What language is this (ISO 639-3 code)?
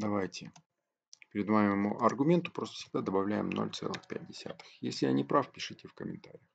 rus